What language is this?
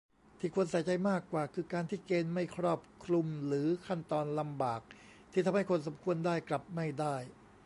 Thai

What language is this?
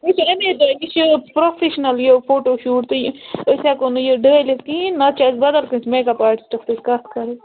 Kashmiri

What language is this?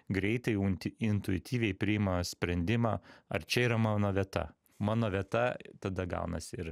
Lithuanian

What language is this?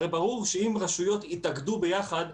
Hebrew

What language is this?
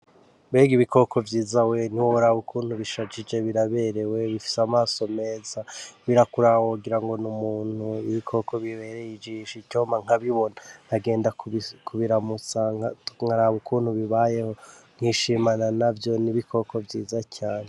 Rundi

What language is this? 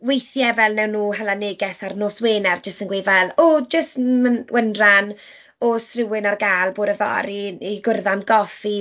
Welsh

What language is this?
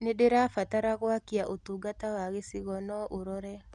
Kikuyu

